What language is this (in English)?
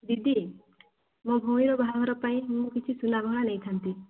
Odia